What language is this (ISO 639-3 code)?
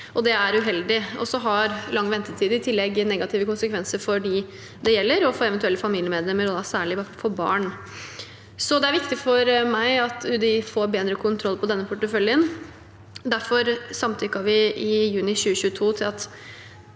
nor